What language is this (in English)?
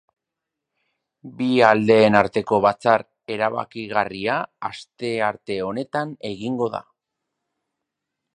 Basque